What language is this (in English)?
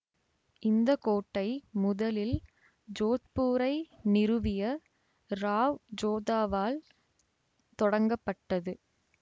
Tamil